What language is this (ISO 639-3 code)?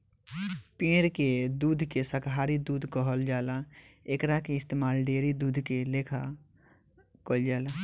bho